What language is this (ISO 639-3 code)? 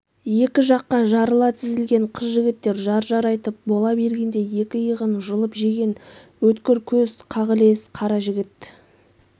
kaz